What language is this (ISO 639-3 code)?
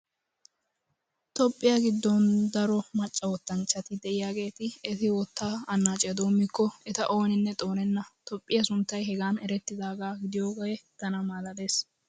wal